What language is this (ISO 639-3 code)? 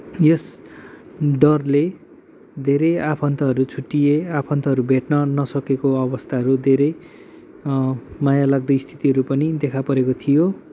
nep